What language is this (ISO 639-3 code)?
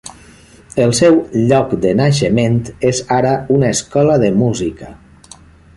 cat